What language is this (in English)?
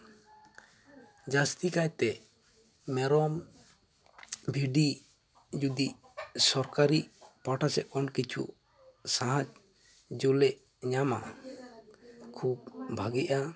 Santali